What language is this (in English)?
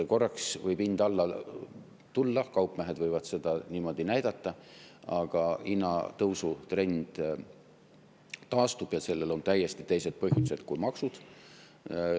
Estonian